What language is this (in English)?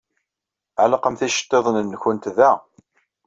Kabyle